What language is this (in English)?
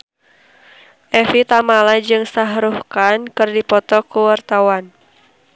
Sundanese